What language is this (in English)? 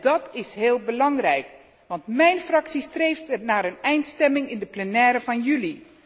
Dutch